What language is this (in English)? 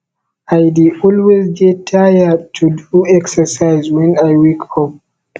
Nigerian Pidgin